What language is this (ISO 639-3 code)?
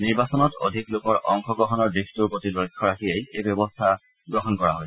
asm